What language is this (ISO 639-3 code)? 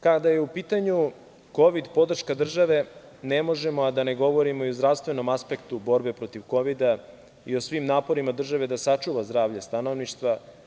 srp